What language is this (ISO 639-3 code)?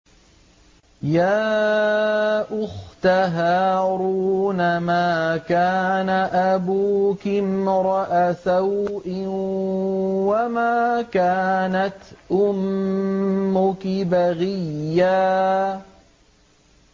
ara